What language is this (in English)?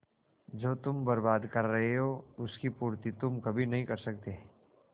Hindi